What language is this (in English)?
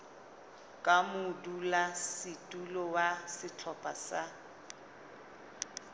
Southern Sotho